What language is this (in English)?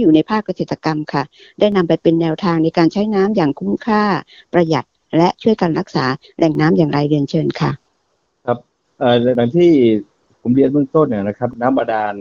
Thai